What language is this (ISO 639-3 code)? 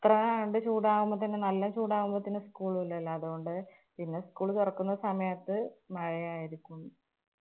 mal